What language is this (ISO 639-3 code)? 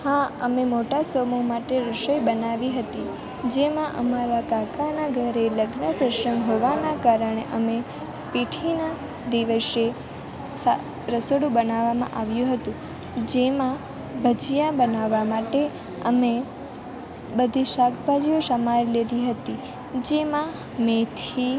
guj